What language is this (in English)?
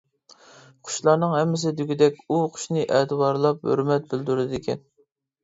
Uyghur